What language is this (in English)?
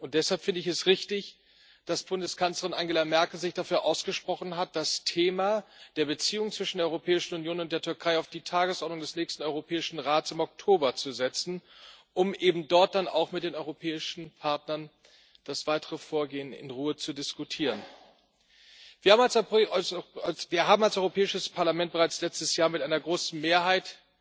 German